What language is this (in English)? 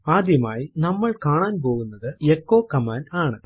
Malayalam